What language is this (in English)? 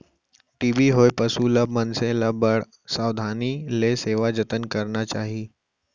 Chhattisgarhi